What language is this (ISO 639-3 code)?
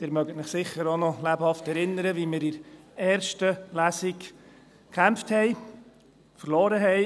gsw